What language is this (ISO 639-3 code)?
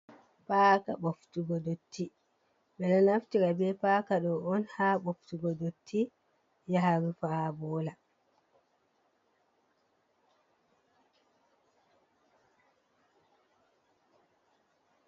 ful